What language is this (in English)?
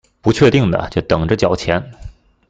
Chinese